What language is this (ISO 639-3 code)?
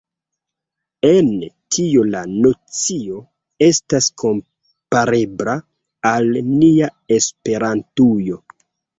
epo